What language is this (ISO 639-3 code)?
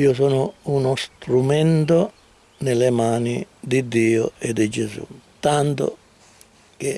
ita